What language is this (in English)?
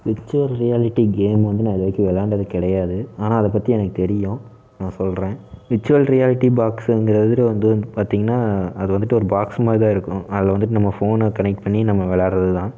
Tamil